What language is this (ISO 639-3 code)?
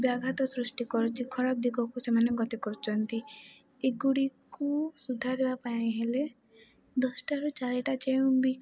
ori